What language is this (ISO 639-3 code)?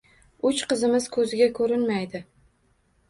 uzb